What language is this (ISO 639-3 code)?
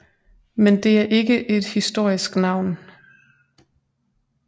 dan